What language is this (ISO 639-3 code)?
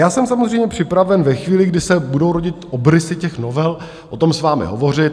ces